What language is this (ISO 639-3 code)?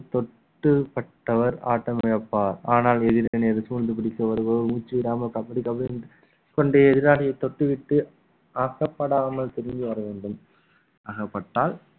tam